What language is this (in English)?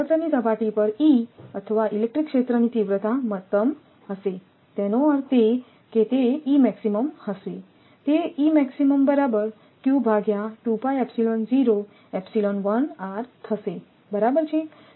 Gujarati